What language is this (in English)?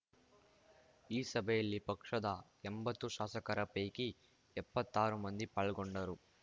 Kannada